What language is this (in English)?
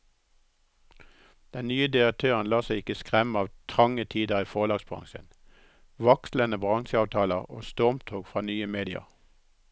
Norwegian